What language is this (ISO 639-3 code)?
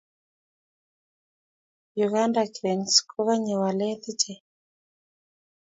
kln